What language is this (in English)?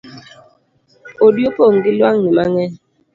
Luo (Kenya and Tanzania)